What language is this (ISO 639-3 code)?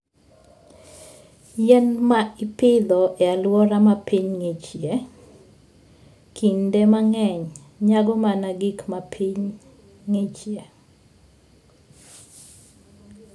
luo